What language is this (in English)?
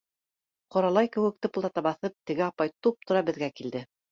Bashkir